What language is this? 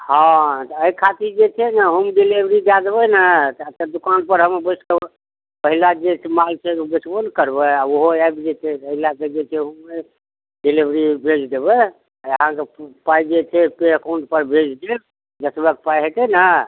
Maithili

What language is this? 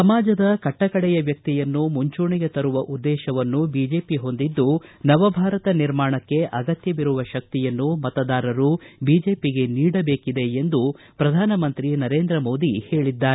Kannada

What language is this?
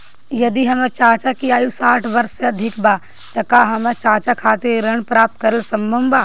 Bhojpuri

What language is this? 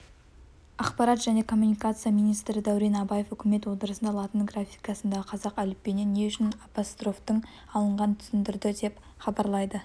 Kazakh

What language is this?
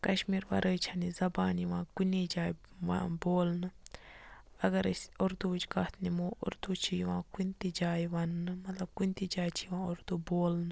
Kashmiri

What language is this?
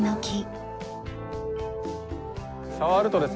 Japanese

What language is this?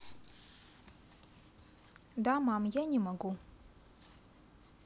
Russian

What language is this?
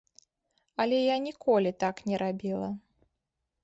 Belarusian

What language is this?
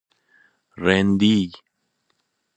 Persian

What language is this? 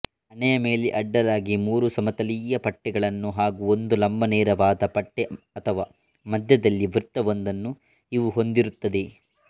Kannada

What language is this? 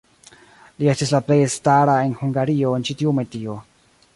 Esperanto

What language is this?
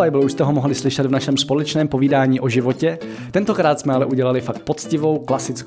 Czech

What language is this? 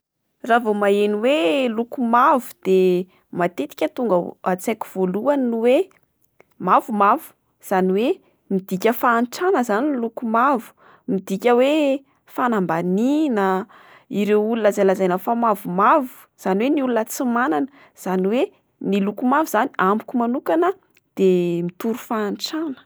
Malagasy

